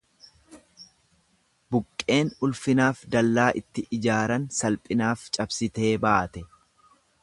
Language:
Oromo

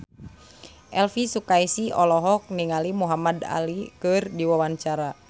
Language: Sundanese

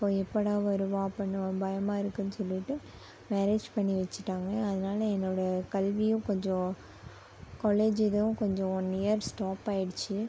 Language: Tamil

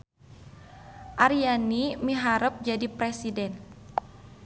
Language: Sundanese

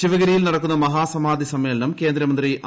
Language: Malayalam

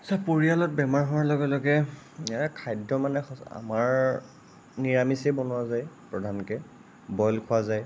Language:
Assamese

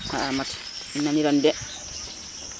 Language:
Serer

